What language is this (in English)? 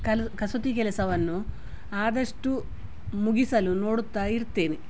Kannada